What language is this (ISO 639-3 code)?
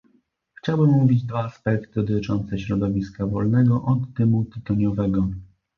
pol